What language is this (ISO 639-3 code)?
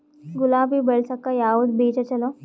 kan